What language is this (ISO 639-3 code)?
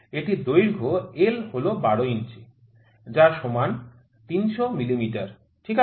ben